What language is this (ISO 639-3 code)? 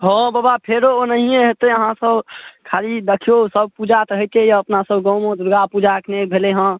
mai